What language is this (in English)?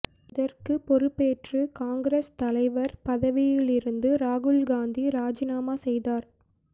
Tamil